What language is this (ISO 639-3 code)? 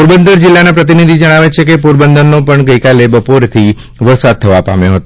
guj